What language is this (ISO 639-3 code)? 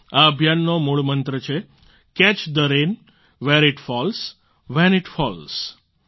guj